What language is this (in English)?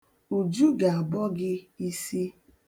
Igbo